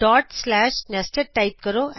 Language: Punjabi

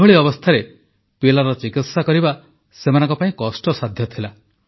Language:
Odia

